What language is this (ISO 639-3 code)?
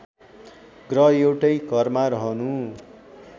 nep